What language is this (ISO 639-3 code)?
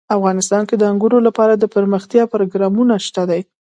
pus